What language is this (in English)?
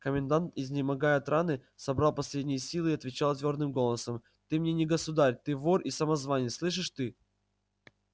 Russian